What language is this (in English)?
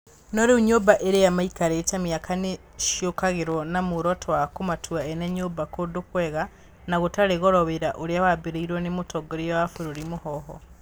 Kikuyu